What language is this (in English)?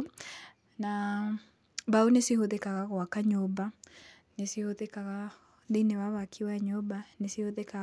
Kikuyu